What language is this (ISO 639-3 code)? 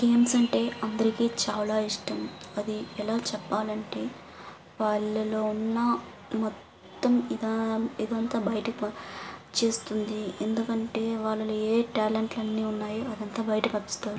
tel